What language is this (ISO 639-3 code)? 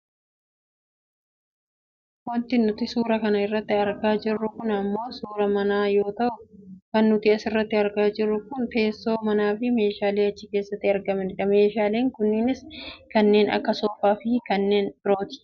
orm